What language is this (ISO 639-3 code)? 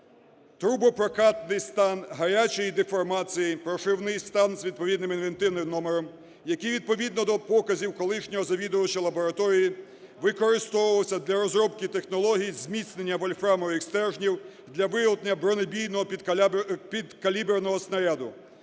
ukr